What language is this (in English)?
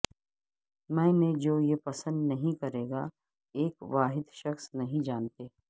Urdu